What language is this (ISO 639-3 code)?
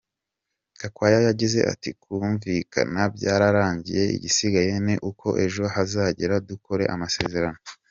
kin